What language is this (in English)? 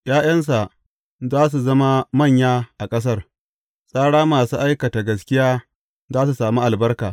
Hausa